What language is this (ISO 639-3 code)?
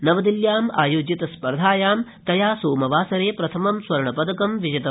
san